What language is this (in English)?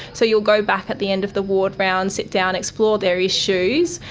English